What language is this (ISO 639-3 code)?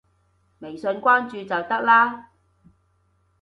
yue